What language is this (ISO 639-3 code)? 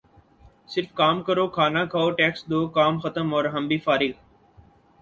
urd